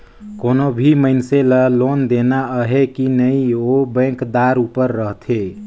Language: Chhattisgarhi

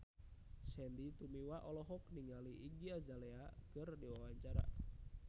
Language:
Sundanese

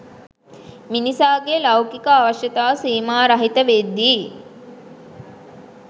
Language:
Sinhala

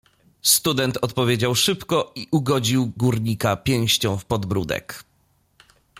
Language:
Polish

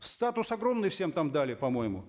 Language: Kazakh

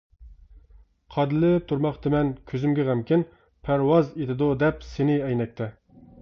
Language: Uyghur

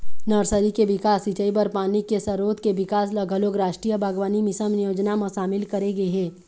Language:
Chhattisgarhi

